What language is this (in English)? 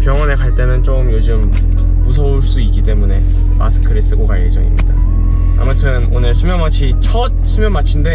Korean